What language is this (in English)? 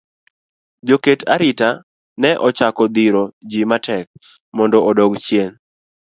Luo (Kenya and Tanzania)